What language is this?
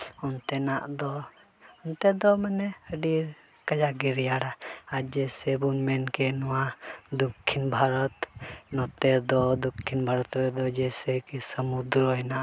Santali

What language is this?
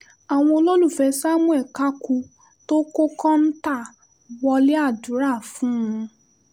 Yoruba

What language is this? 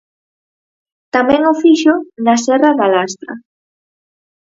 Galician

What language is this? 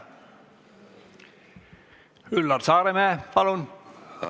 Estonian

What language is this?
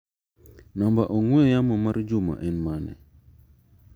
Luo (Kenya and Tanzania)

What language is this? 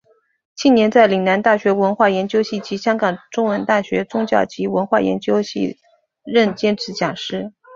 Chinese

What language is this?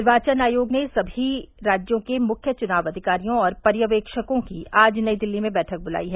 Hindi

